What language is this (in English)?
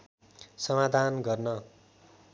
Nepali